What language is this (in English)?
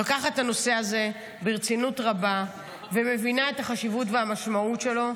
Hebrew